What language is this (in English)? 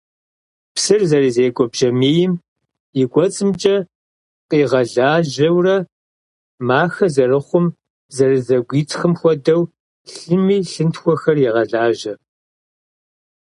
Kabardian